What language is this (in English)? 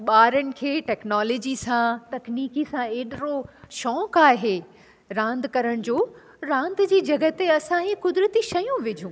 Sindhi